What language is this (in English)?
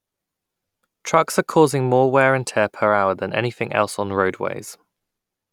English